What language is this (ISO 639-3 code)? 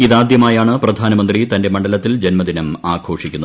mal